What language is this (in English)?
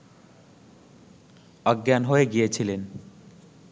Bangla